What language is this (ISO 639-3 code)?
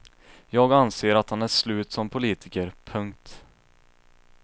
swe